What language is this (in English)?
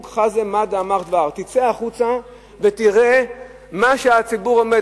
Hebrew